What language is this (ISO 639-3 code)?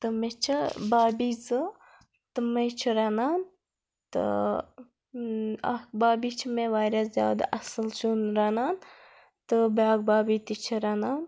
kas